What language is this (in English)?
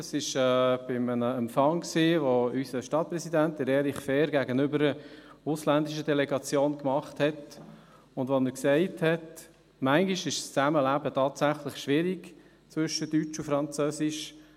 Swiss German